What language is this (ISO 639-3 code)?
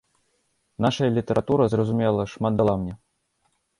bel